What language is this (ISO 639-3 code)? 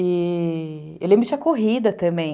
por